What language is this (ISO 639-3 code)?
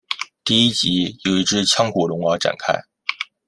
zho